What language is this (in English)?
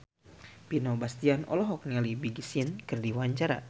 Sundanese